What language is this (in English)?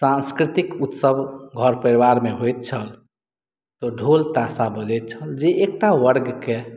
Maithili